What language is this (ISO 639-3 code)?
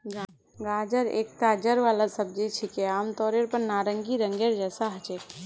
mag